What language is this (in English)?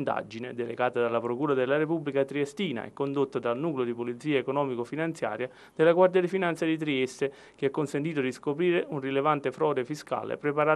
Italian